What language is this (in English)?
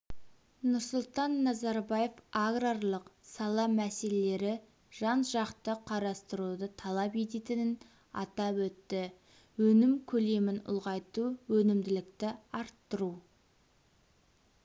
Kazakh